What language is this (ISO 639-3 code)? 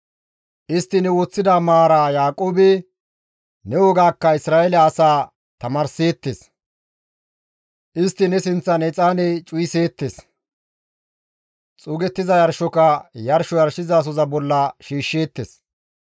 gmv